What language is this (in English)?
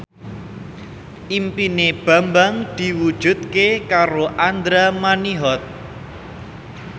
Javanese